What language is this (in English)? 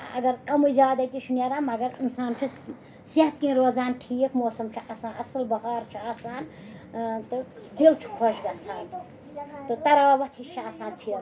Kashmiri